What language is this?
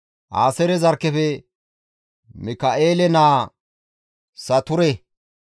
Gamo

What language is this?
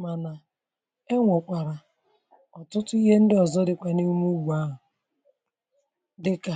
Igbo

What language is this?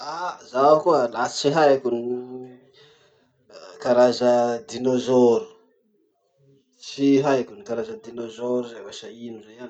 Masikoro Malagasy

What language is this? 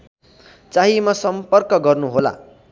Nepali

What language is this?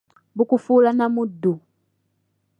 Ganda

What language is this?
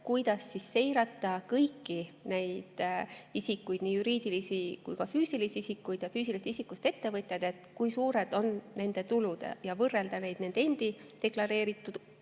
Estonian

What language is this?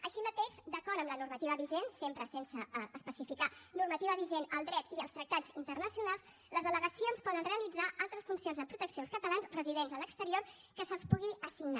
Catalan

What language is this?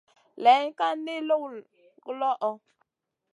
Masana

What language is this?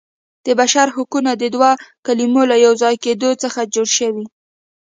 Pashto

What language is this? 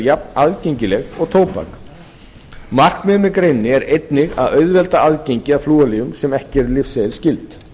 Icelandic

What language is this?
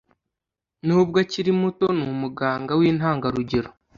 Kinyarwanda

